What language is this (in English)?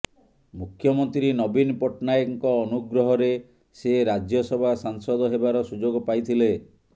Odia